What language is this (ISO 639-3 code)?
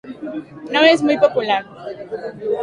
spa